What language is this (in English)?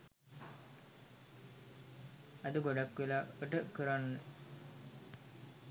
Sinhala